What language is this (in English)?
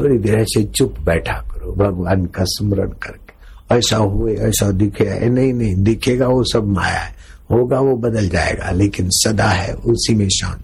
Hindi